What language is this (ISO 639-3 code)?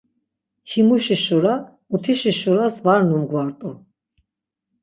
lzz